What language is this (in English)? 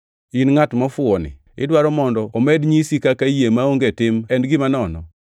Luo (Kenya and Tanzania)